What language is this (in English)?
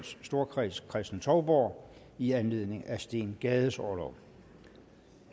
Danish